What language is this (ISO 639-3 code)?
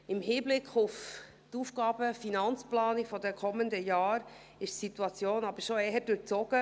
gsw